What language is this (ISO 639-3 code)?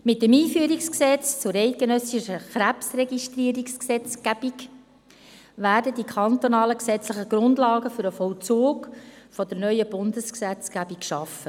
gsw